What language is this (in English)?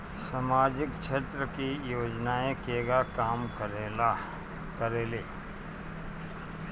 Bhojpuri